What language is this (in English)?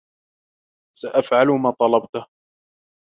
Arabic